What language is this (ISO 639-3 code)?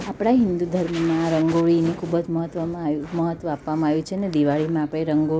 guj